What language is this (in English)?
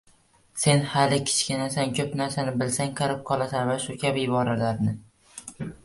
Uzbek